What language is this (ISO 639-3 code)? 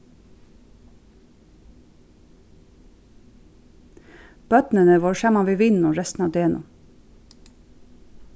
fao